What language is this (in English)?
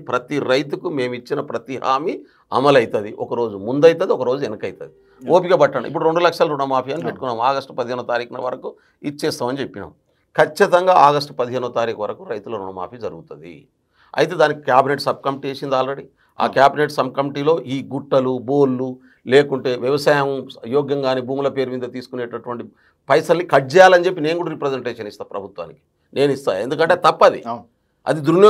Telugu